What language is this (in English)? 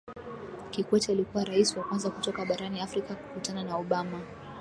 Swahili